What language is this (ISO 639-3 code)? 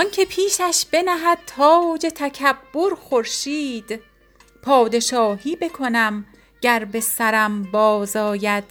fas